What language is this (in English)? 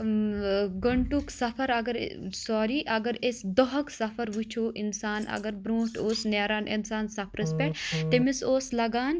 Kashmiri